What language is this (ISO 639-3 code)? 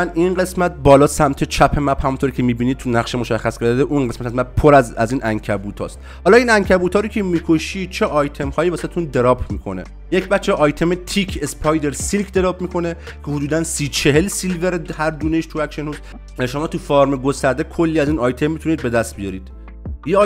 fas